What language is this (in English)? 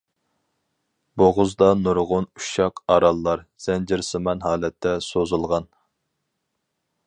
Uyghur